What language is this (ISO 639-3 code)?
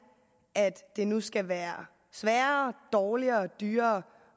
dan